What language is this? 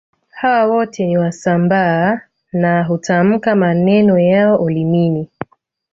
Swahili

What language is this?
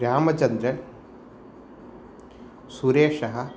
Sanskrit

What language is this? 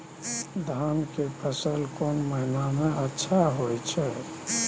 Maithili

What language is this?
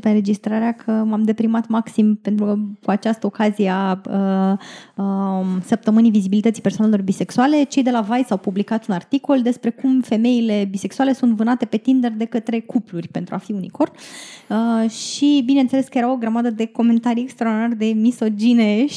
Romanian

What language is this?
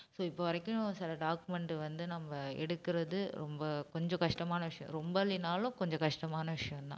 Tamil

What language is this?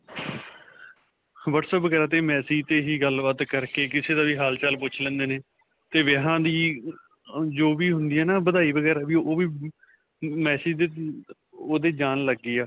Punjabi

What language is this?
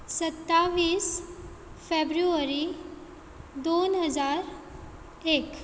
Konkani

